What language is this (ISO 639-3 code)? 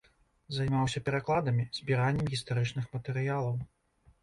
bel